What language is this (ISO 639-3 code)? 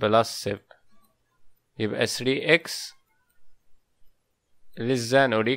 ara